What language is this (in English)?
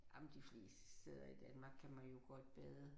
Danish